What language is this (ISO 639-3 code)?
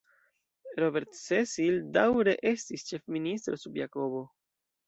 epo